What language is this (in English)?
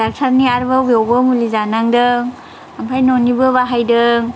Bodo